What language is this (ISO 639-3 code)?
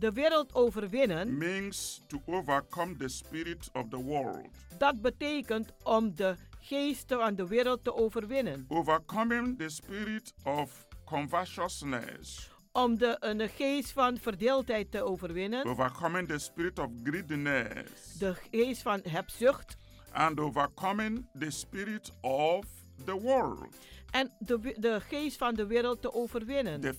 nld